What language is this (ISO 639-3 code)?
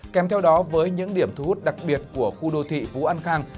vie